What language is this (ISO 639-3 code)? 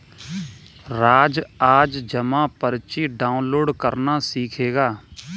hin